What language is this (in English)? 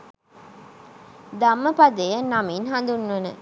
Sinhala